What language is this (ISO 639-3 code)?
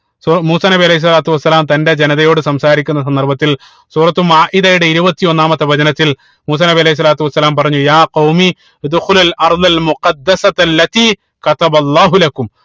mal